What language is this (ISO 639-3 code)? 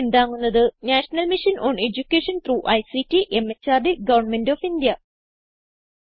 mal